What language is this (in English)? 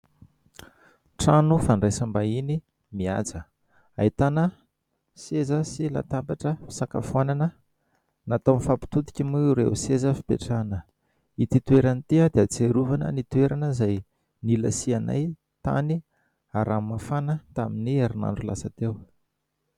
Malagasy